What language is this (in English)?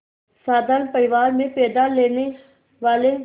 Hindi